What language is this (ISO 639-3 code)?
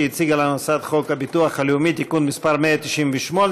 heb